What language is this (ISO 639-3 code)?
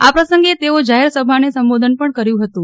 guj